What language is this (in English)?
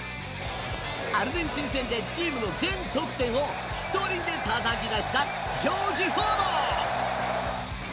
Japanese